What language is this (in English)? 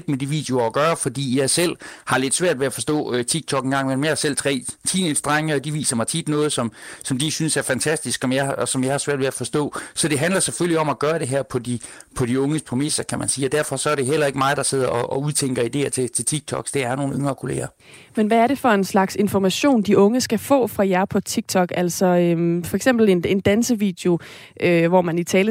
Danish